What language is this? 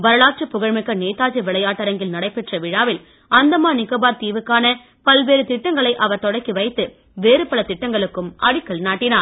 Tamil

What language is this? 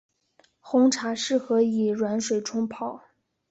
Chinese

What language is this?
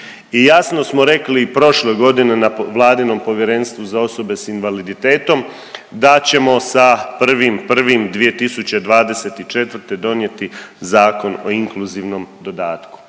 Croatian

